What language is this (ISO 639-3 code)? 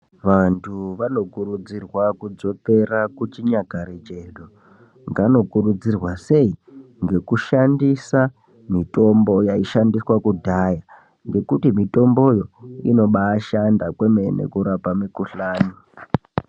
ndc